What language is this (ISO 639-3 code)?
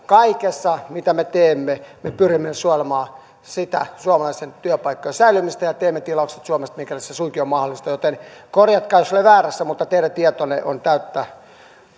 fin